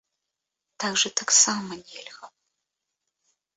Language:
Belarusian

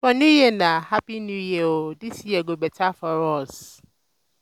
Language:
Nigerian Pidgin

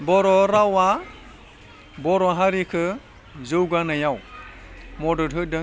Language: Bodo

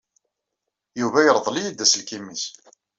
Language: Kabyle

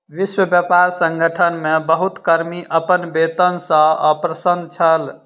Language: Maithili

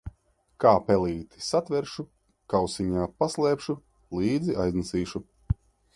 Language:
Latvian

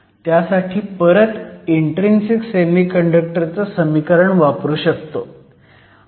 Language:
Marathi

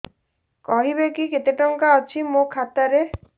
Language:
Odia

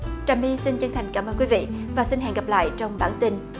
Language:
Vietnamese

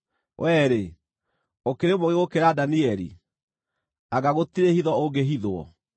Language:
Kikuyu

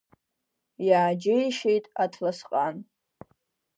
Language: Abkhazian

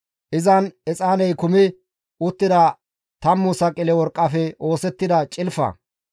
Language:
Gamo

